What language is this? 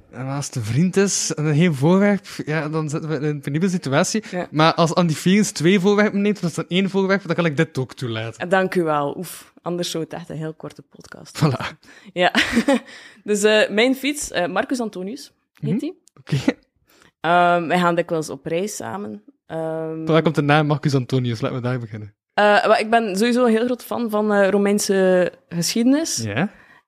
Dutch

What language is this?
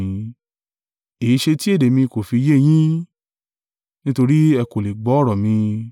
Yoruba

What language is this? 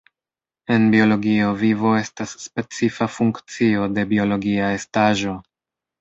Esperanto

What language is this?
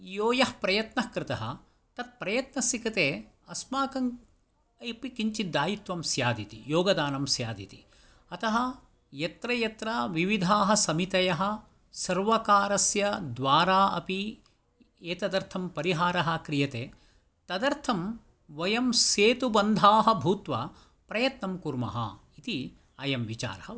Sanskrit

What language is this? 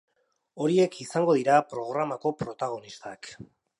Basque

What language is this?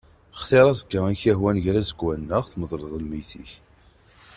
Kabyle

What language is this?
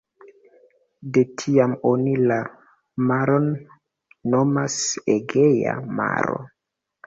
Esperanto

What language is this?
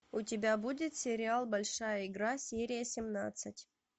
Russian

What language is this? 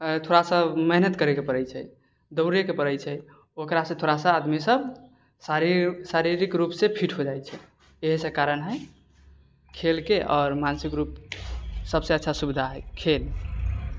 Maithili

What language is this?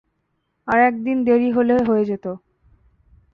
Bangla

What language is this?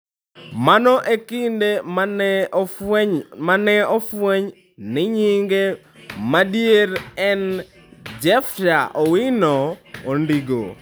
Luo (Kenya and Tanzania)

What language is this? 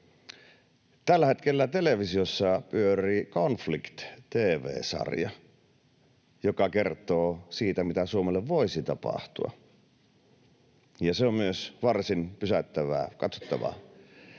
Finnish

